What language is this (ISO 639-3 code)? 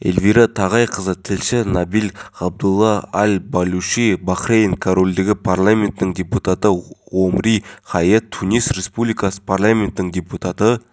kaz